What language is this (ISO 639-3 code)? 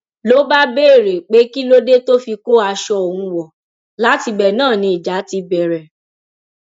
yor